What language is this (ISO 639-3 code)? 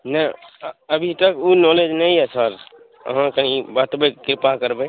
mai